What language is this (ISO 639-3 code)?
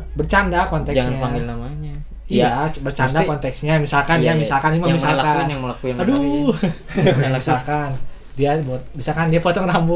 ind